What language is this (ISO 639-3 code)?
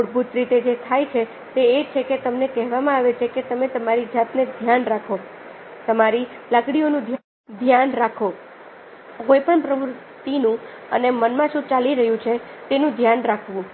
guj